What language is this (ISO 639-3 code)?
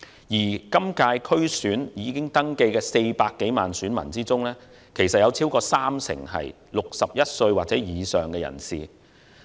yue